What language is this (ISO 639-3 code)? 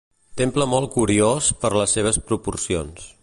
cat